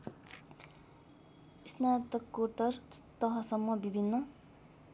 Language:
Nepali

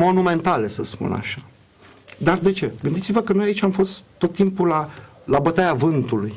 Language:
Romanian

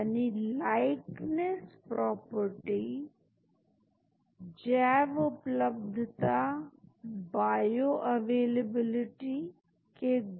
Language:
Hindi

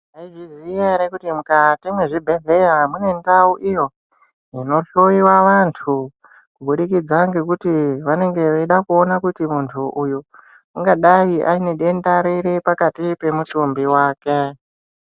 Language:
Ndau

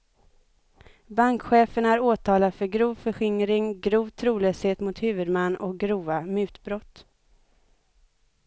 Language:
Swedish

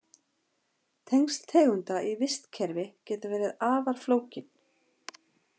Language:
Icelandic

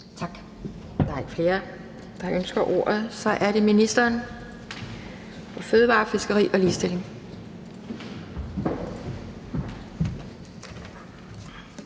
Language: Danish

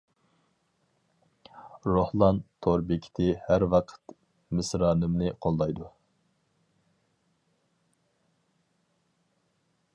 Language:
Uyghur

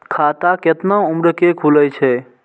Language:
Maithili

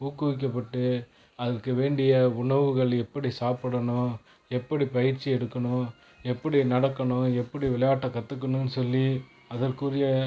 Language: Tamil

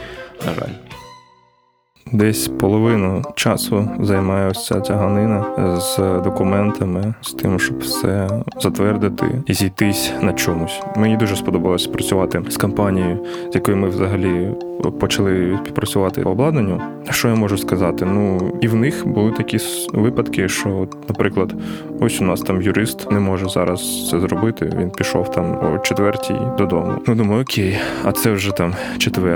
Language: Ukrainian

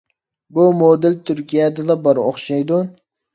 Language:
Uyghur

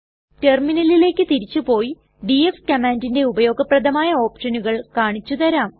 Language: Malayalam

